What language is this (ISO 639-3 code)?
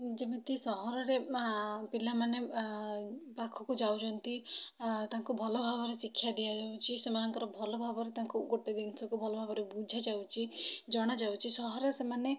ori